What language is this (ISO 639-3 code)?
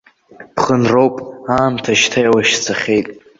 abk